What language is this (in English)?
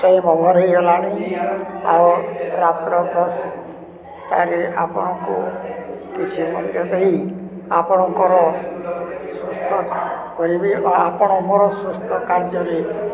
Odia